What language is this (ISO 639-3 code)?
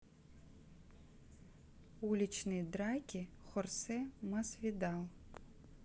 rus